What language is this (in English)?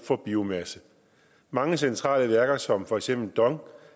Danish